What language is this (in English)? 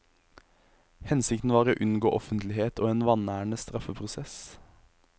Norwegian